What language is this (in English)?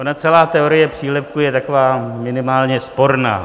Czech